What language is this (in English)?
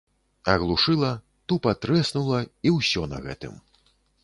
Belarusian